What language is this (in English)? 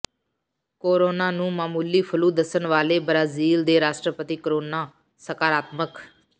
Punjabi